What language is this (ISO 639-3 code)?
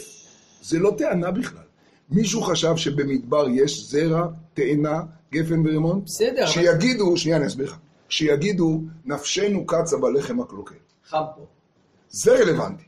heb